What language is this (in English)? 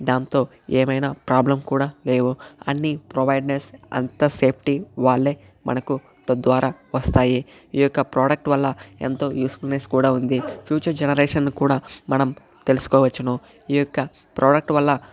Telugu